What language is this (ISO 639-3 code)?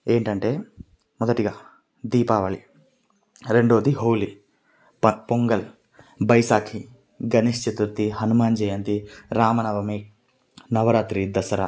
tel